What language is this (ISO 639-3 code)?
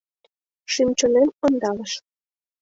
chm